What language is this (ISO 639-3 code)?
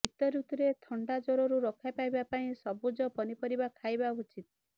ori